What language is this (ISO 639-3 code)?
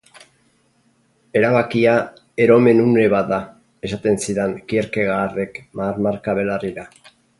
eus